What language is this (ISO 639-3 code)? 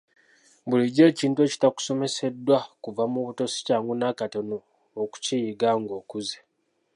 lug